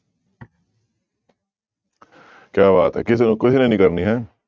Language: Punjabi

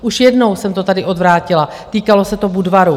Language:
Czech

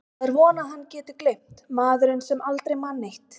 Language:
Icelandic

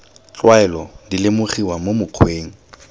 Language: Tswana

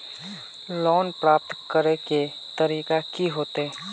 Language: Magahi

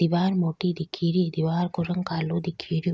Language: Rajasthani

